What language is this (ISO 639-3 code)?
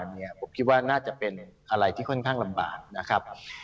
tha